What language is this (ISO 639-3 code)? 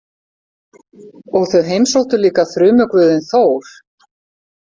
isl